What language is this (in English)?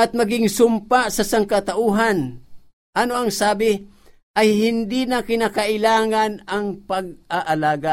Filipino